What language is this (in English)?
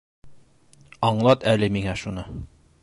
Bashkir